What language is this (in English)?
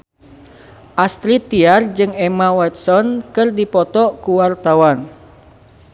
Sundanese